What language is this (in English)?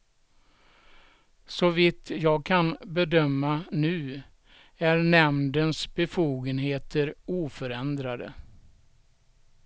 Swedish